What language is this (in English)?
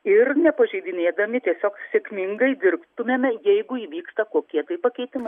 Lithuanian